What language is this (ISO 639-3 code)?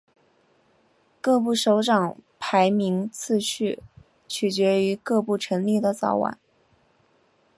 zho